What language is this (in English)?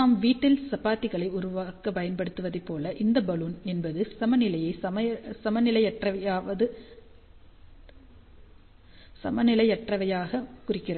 Tamil